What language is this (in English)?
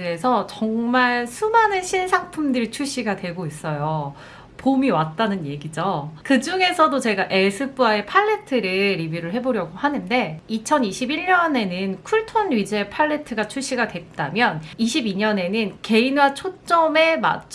Korean